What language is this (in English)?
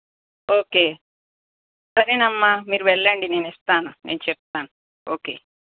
Telugu